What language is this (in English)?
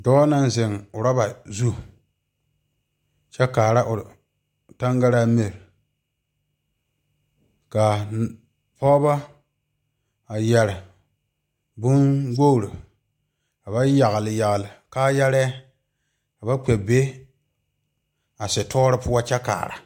Southern Dagaare